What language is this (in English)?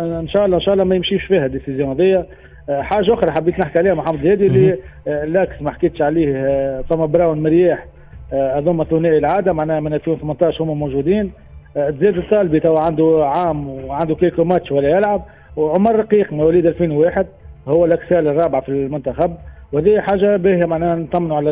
Arabic